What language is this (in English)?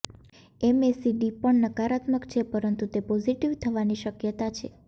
Gujarati